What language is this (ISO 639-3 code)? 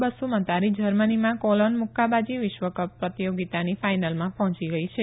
guj